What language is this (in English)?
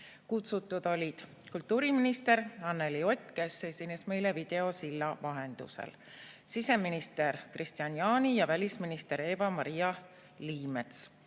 Estonian